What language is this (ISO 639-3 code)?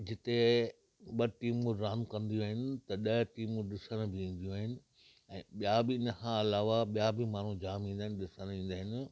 snd